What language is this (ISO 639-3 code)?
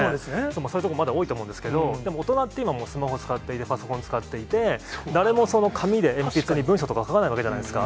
jpn